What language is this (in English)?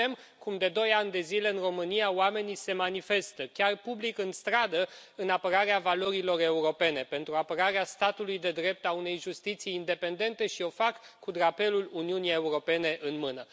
Romanian